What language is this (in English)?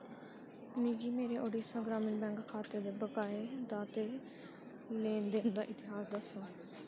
Dogri